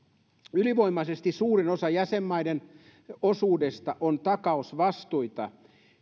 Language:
Finnish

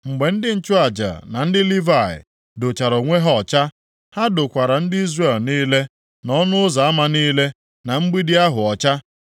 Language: Igbo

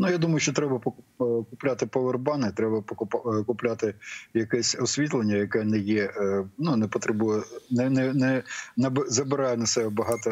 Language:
Ukrainian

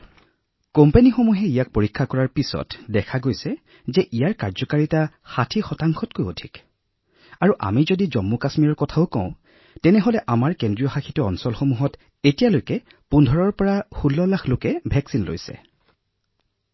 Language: Assamese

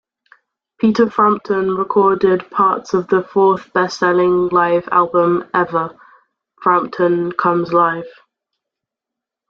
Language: English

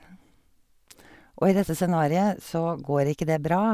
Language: Norwegian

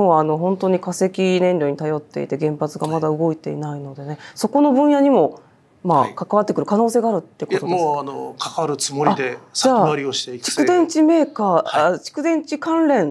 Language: Japanese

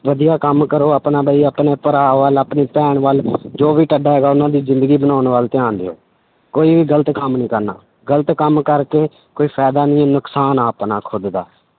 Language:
Punjabi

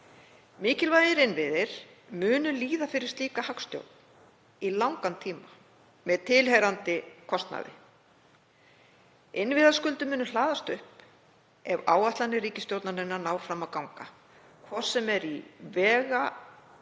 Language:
Icelandic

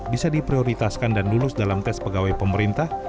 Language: Indonesian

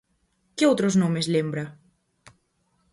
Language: Galician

